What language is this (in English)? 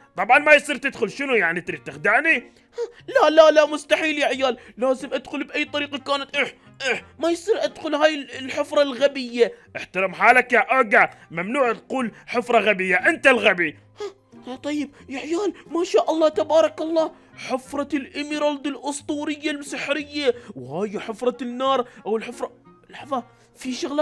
Arabic